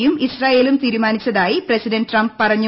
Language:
Malayalam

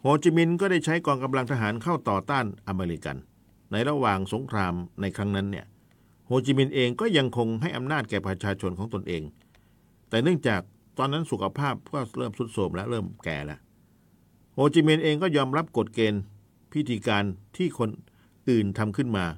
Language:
Thai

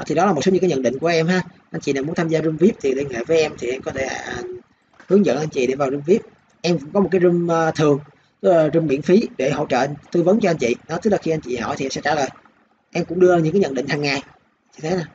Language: Vietnamese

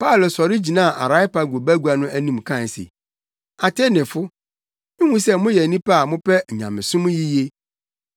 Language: Akan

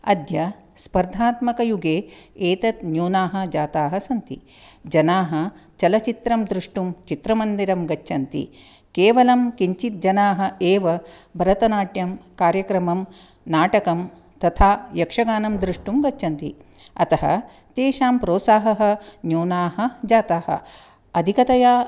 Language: Sanskrit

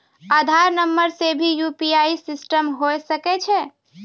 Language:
Maithili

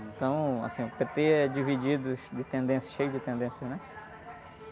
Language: Portuguese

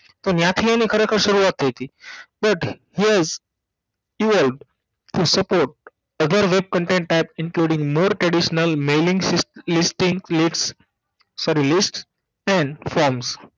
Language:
Gujarati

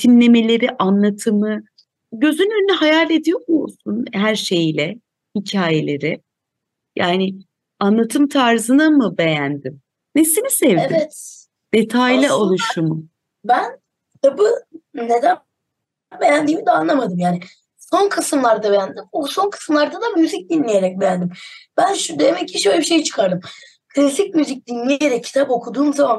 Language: Turkish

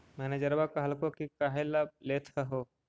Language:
Magahi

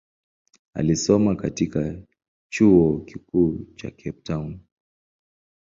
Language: Swahili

